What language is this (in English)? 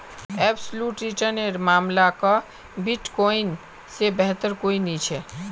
Magahi